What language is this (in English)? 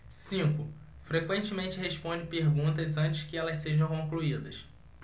Portuguese